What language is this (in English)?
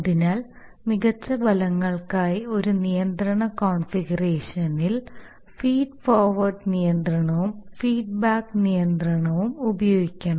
Malayalam